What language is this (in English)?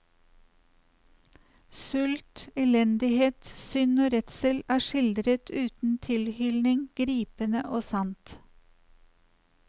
Norwegian